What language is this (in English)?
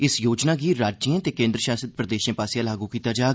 Dogri